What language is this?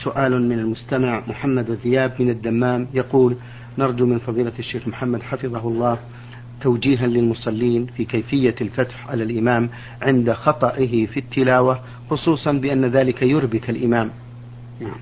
Arabic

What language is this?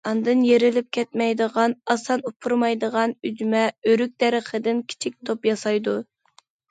Uyghur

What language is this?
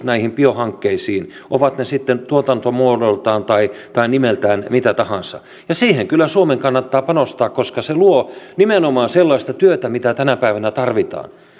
Finnish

